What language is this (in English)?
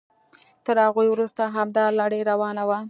Pashto